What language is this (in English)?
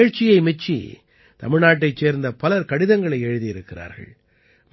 Tamil